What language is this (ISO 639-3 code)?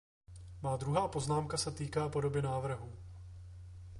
ces